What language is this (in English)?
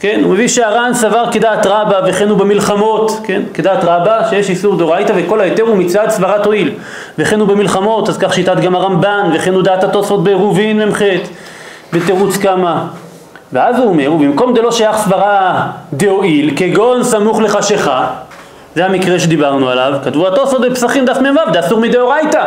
Hebrew